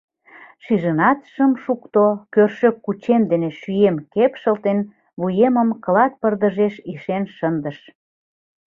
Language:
Mari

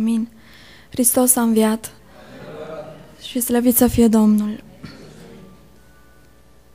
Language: Romanian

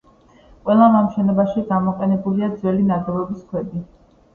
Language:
Georgian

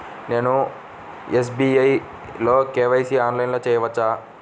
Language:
Telugu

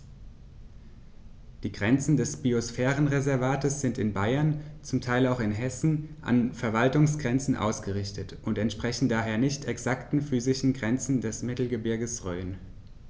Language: German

